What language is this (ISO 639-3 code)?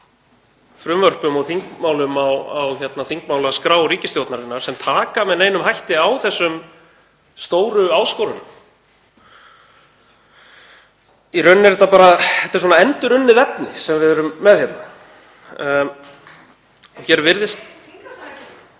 isl